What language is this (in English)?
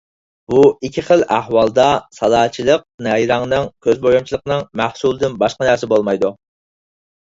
Uyghur